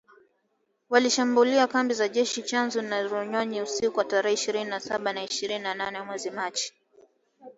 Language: Swahili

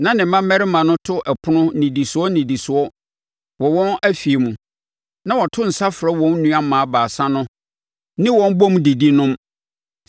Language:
Akan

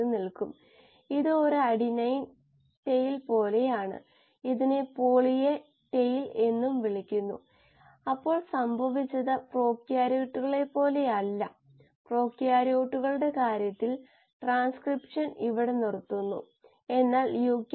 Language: Malayalam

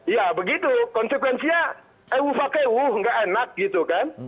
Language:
Indonesian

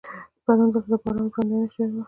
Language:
Pashto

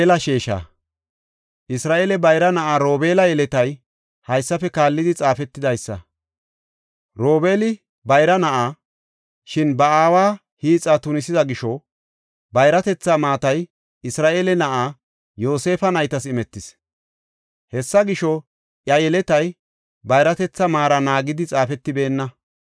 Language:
Gofa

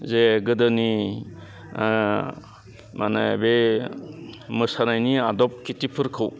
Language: Bodo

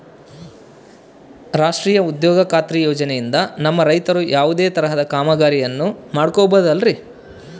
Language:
Kannada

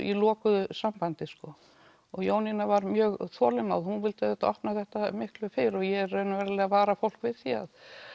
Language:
Icelandic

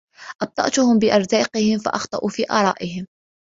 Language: Arabic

